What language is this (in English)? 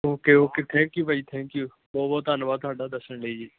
Punjabi